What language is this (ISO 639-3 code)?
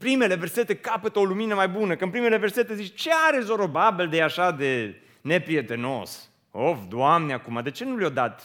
ron